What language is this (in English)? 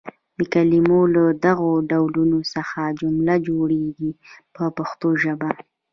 Pashto